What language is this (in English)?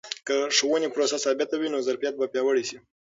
Pashto